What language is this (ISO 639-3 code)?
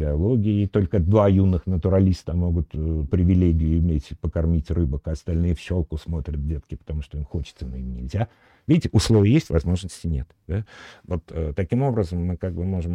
rus